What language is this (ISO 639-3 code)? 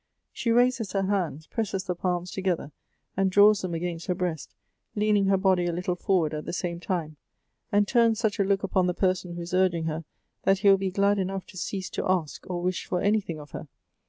eng